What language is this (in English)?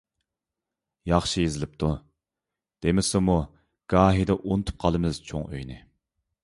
Uyghur